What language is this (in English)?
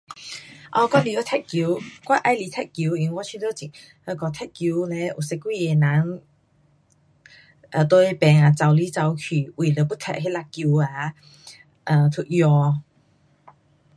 Pu-Xian Chinese